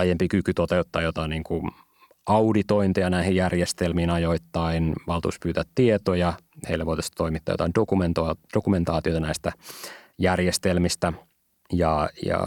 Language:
Finnish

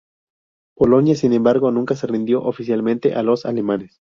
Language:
Spanish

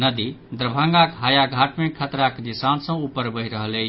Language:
Maithili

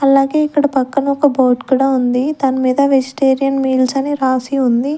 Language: Telugu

